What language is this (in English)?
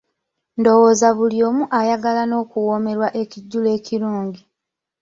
Ganda